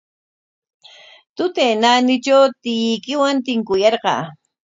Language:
Corongo Ancash Quechua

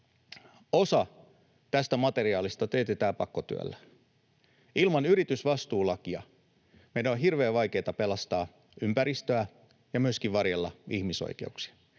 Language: Finnish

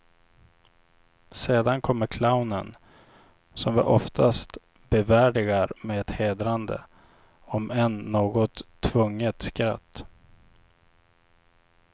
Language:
Swedish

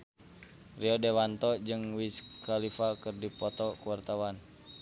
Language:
Sundanese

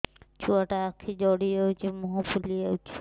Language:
Odia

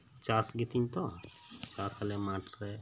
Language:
Santali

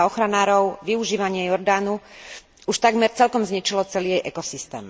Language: Slovak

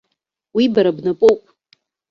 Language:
Abkhazian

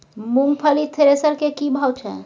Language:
Maithili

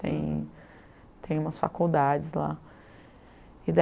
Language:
Portuguese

